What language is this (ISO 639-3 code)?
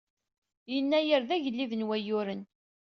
kab